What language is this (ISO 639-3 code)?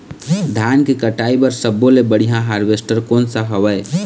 hne